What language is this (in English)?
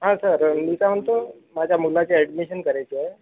Marathi